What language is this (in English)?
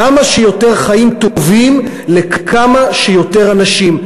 Hebrew